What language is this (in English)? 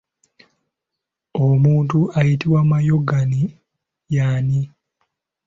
Ganda